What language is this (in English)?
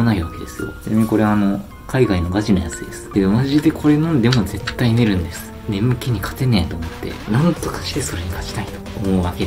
Japanese